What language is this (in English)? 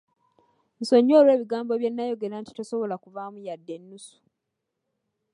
Ganda